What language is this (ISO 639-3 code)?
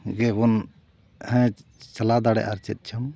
sat